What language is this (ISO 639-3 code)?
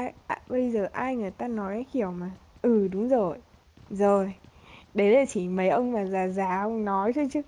vie